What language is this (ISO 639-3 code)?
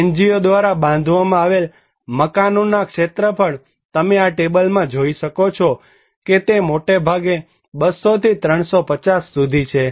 guj